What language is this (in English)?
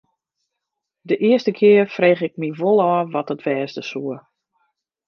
Western Frisian